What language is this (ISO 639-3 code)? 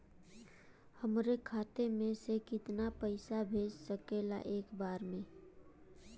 bho